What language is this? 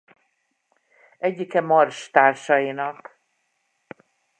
Hungarian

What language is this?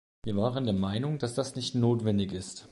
German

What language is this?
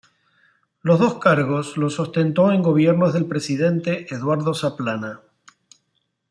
Spanish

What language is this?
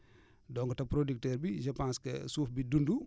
Wolof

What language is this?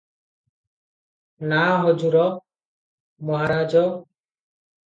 Odia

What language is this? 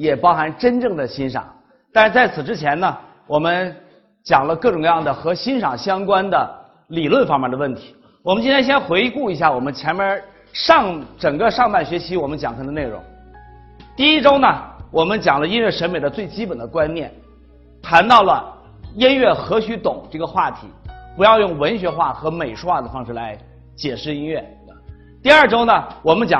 Chinese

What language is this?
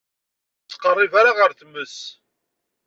Kabyle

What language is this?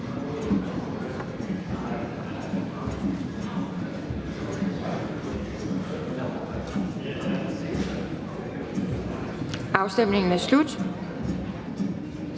Danish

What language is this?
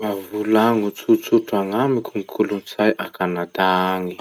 Masikoro Malagasy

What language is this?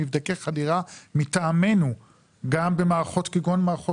Hebrew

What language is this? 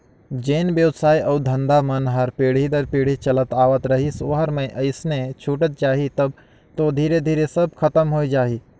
Chhattisgarhi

